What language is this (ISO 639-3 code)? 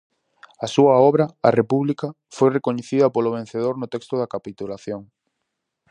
glg